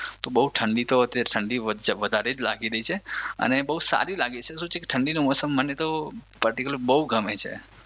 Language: Gujarati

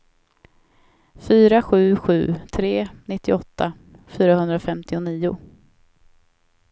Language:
Swedish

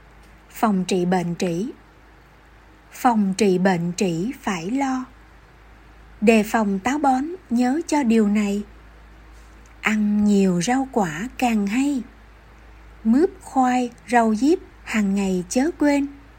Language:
Vietnamese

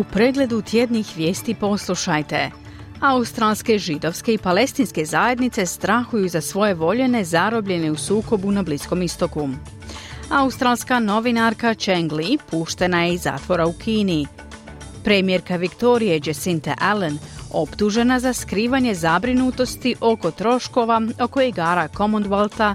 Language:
Croatian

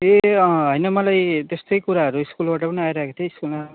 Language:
Nepali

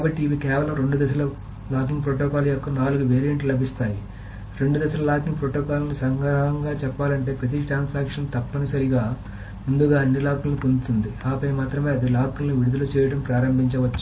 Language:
Telugu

